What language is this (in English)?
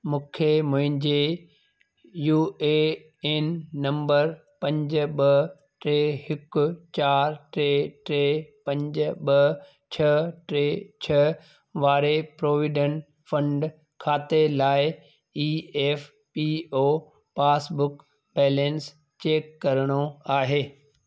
Sindhi